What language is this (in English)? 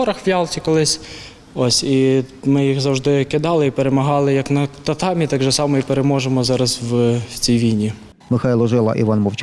Ukrainian